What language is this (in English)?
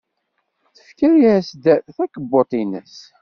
Kabyle